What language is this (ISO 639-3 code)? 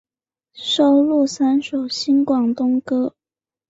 zho